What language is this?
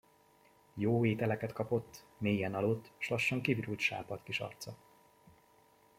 Hungarian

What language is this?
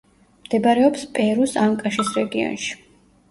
Georgian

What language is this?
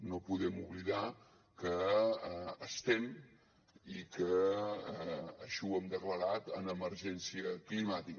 Catalan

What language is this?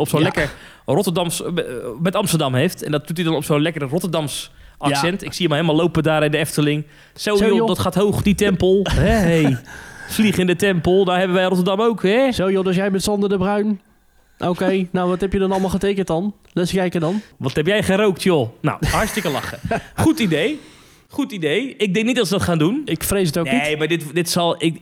Dutch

